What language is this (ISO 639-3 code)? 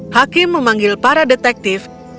ind